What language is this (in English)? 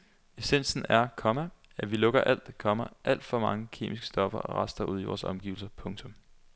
Danish